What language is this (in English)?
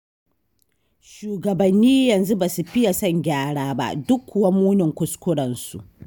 Hausa